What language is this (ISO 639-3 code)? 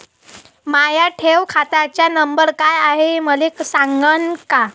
mar